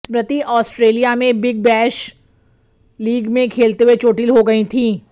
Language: Hindi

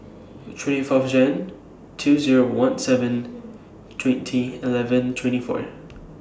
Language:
English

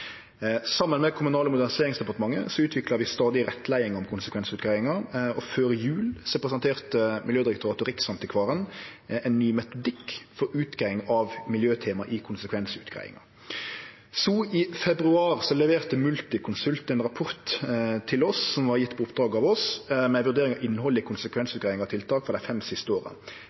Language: Norwegian Nynorsk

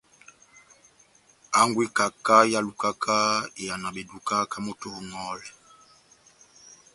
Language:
Batanga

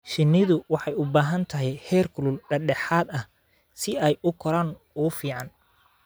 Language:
Somali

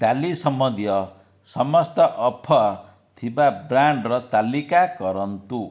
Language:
Odia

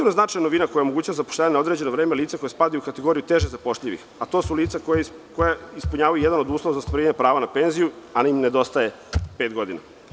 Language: Serbian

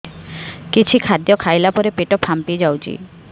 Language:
Odia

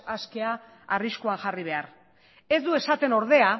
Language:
Basque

